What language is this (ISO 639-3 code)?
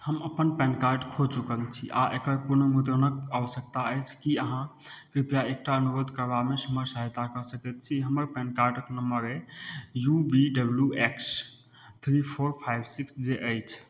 mai